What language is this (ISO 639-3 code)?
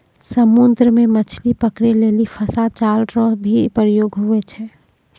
mai